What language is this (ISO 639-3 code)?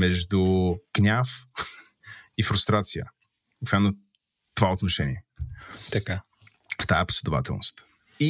bul